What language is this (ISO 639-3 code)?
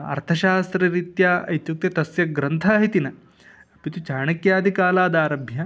san